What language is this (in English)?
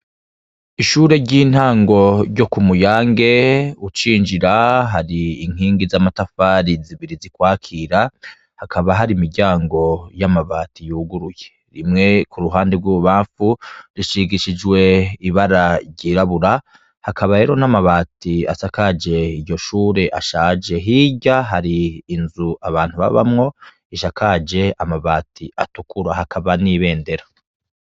Rundi